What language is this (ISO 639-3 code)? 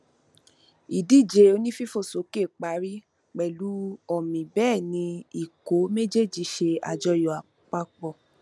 yor